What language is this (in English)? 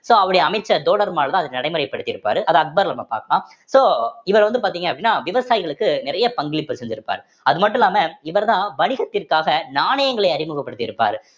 Tamil